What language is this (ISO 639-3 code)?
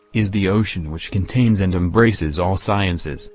eng